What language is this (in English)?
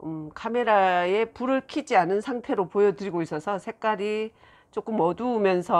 Korean